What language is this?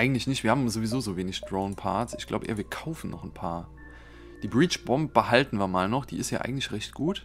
German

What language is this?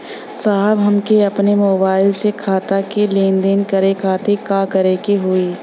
Bhojpuri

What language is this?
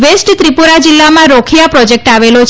Gujarati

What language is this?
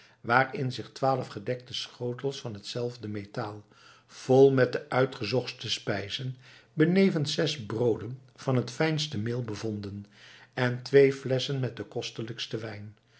Dutch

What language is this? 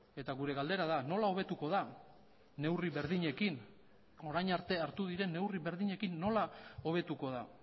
Basque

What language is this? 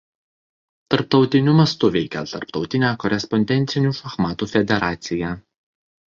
Lithuanian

